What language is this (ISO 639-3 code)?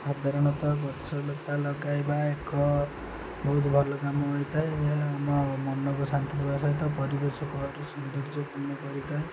ori